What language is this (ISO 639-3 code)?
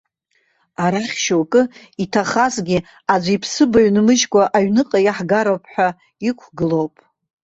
abk